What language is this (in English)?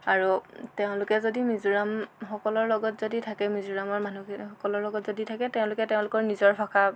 Assamese